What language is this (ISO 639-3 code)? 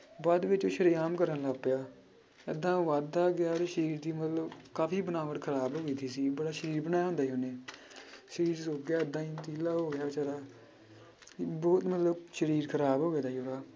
pan